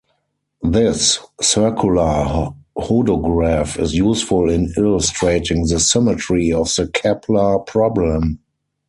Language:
English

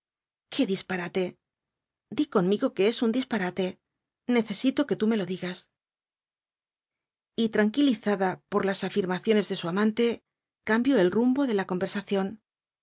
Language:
Spanish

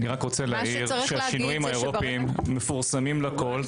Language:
Hebrew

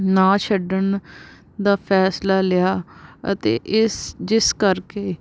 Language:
Punjabi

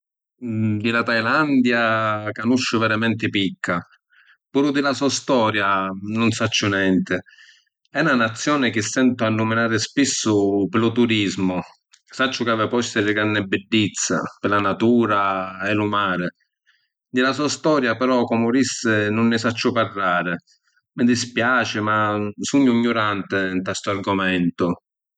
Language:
Sicilian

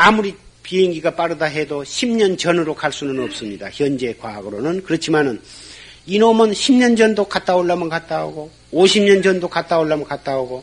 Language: Korean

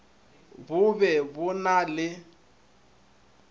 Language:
Northern Sotho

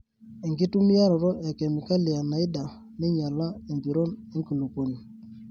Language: Masai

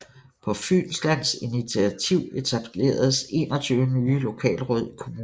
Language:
Danish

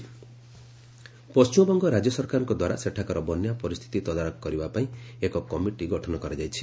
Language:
Odia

